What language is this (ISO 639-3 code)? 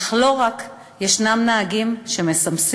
heb